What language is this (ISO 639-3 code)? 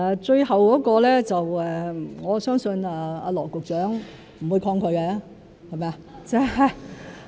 yue